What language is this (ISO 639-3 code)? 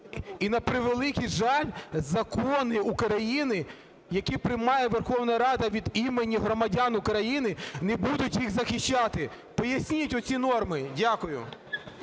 ukr